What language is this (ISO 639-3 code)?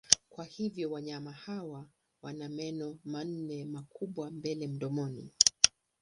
swa